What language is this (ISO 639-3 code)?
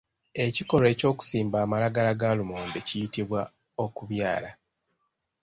lug